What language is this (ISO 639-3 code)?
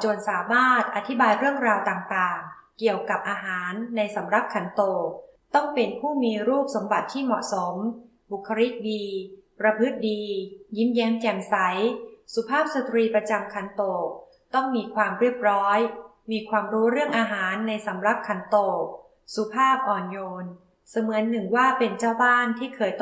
tha